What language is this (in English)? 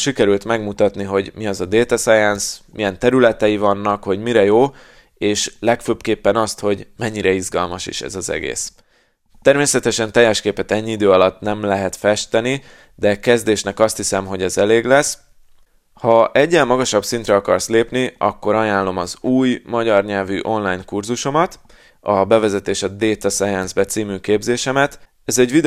Hungarian